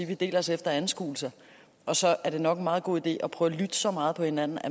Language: Danish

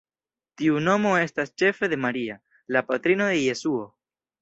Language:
Esperanto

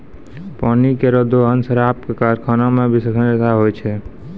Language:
Maithili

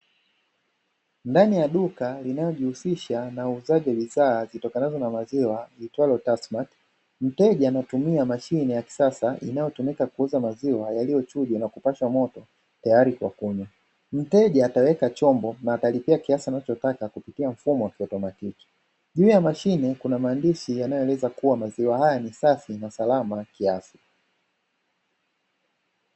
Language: Swahili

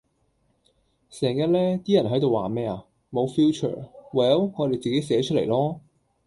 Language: Cantonese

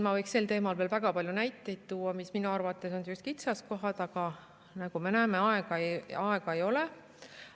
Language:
Estonian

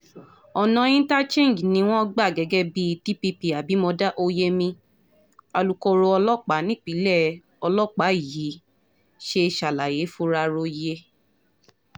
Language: Yoruba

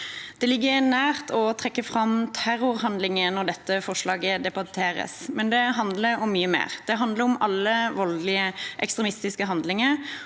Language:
Norwegian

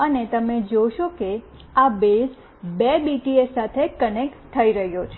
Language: Gujarati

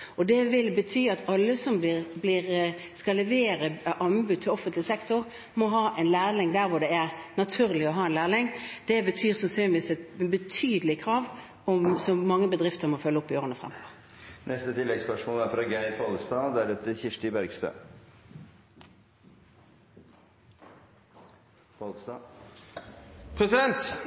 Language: Norwegian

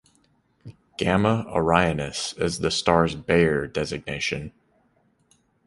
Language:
English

